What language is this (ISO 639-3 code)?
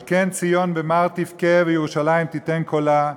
heb